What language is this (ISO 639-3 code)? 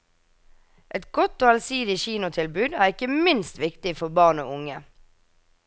nor